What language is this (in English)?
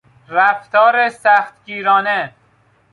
Persian